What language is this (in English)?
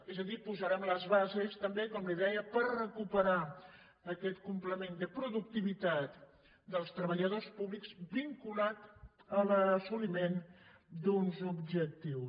Catalan